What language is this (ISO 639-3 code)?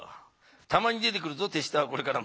jpn